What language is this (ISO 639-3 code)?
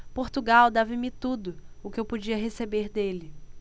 por